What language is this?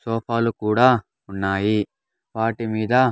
Telugu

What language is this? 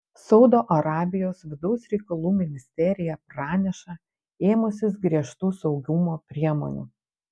Lithuanian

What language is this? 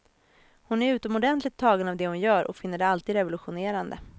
Swedish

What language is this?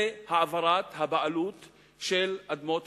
Hebrew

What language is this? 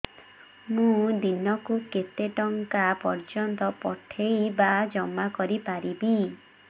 Odia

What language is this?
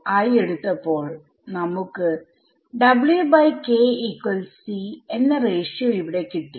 Malayalam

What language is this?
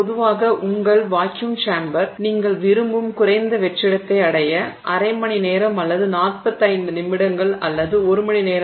Tamil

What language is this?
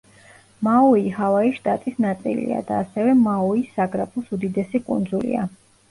Georgian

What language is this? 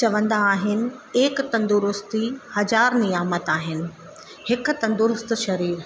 Sindhi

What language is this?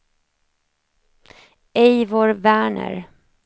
Swedish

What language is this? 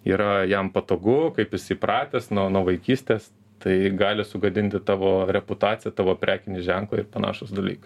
Lithuanian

